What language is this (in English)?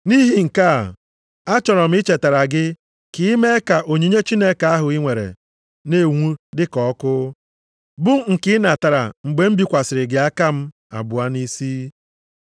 Igbo